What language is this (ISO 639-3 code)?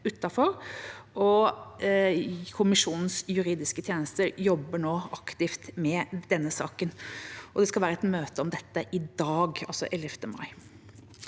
nor